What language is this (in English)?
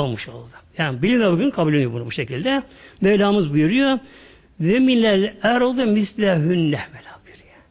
Turkish